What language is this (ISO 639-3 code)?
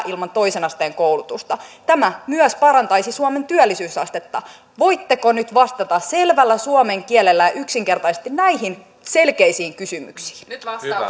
fin